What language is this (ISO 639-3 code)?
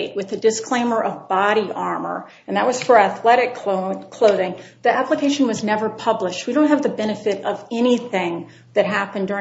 eng